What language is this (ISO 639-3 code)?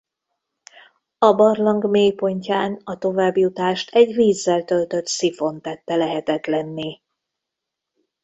hun